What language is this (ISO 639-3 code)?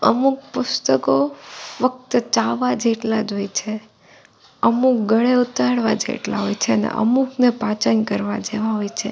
guj